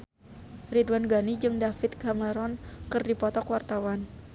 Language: Sundanese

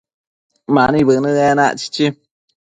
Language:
Matsés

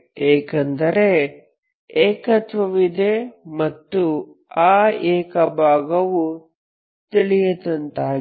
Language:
Kannada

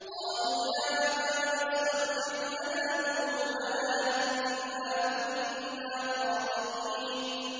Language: Arabic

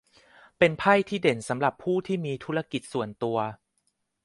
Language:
Thai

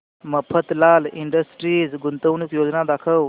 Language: Marathi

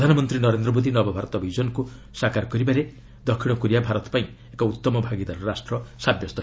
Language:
Odia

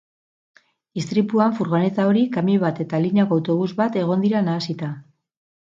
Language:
Basque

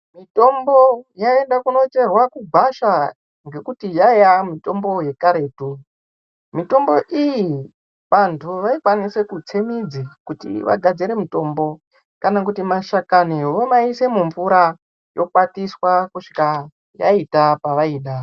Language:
Ndau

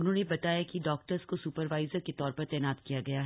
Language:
Hindi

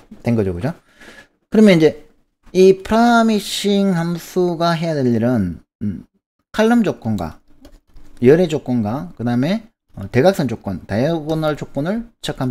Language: Korean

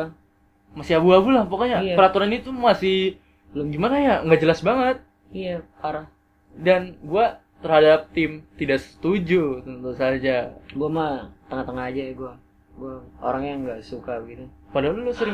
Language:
Indonesian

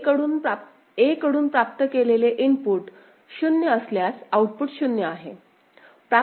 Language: Marathi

